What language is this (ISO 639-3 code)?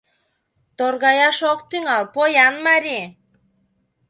chm